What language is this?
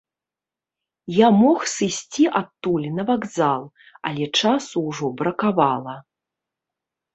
Belarusian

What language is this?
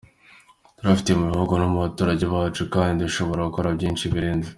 Kinyarwanda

